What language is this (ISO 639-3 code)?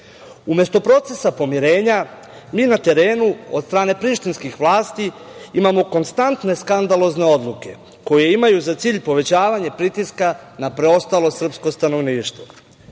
srp